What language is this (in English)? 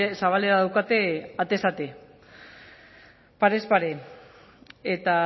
Basque